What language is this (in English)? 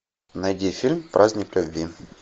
Russian